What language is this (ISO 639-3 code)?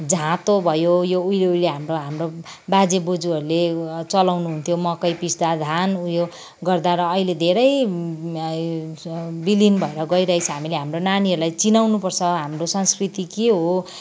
nep